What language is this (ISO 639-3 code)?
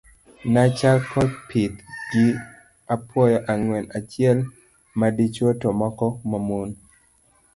luo